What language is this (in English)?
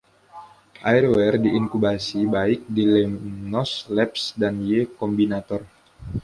Indonesian